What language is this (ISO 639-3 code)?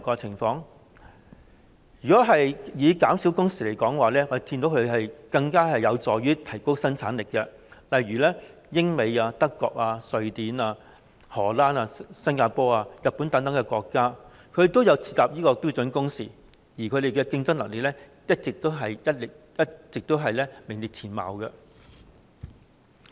yue